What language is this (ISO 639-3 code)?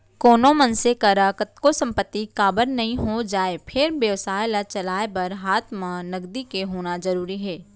hne